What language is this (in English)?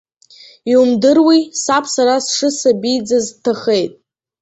Abkhazian